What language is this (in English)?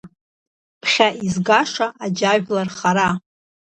Abkhazian